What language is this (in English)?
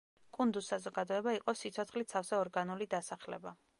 Georgian